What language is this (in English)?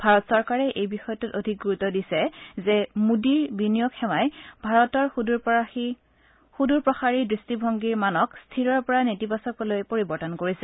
Assamese